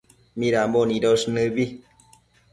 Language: Matsés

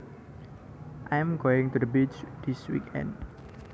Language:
Javanese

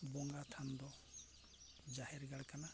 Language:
Santali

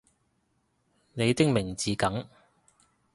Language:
Cantonese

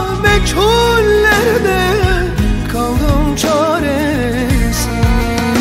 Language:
Turkish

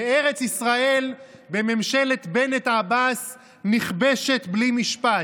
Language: Hebrew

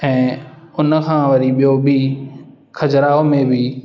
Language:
Sindhi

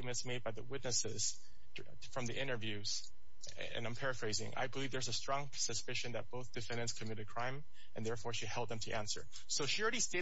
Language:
English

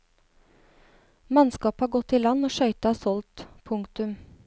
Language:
Norwegian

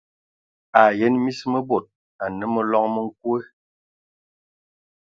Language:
Ewondo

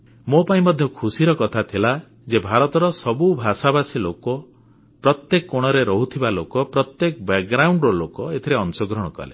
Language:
Odia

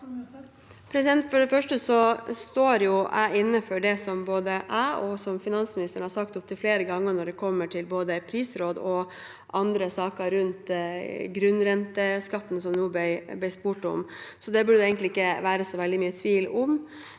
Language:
Norwegian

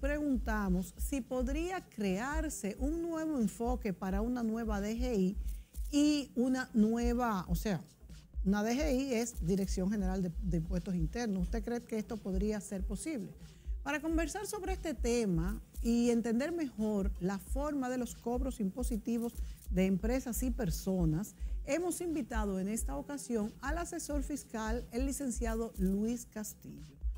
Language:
Spanish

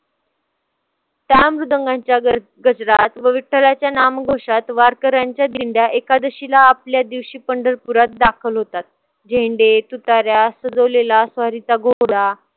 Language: Marathi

